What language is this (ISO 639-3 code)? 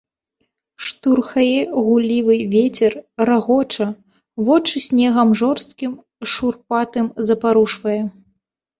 bel